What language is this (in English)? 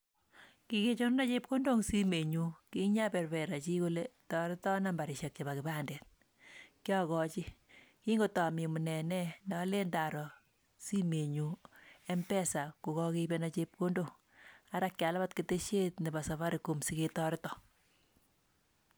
Kalenjin